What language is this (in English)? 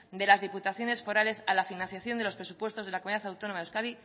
Spanish